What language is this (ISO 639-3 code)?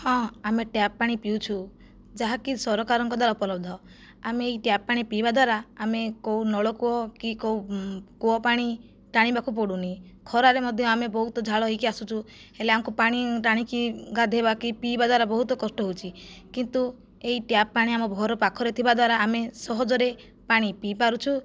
ori